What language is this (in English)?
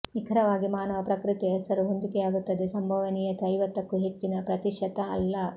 Kannada